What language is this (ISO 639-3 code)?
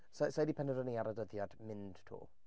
cym